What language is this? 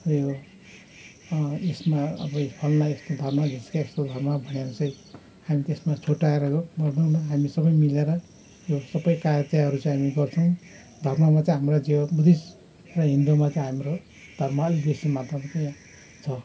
Nepali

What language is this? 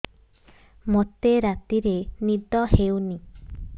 Odia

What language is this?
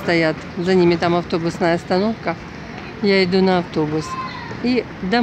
Russian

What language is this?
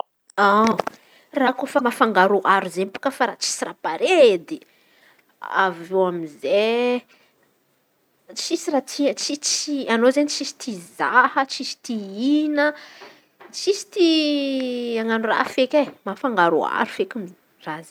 Antankarana Malagasy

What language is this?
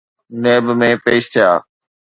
Sindhi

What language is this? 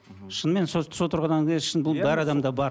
Kazakh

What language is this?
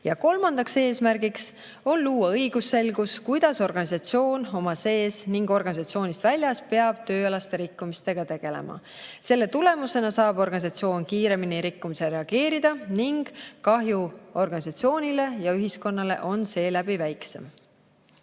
Estonian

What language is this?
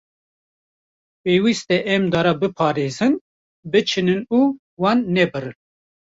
Kurdish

